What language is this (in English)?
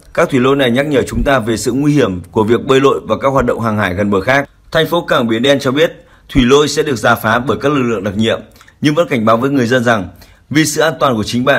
Vietnamese